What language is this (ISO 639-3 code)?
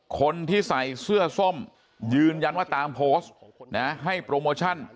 tha